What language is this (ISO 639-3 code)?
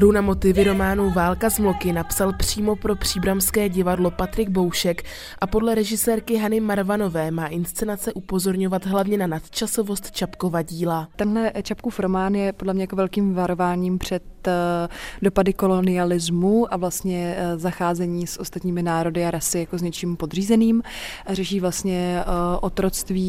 ces